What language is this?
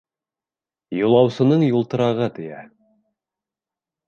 Bashkir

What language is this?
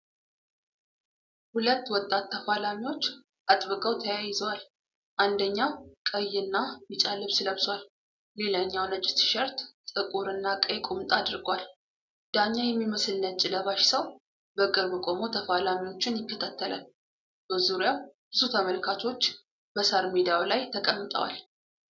Amharic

